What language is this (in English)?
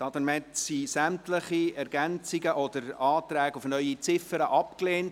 Swiss German